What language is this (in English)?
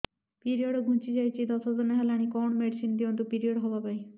Odia